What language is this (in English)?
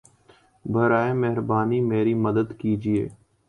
Urdu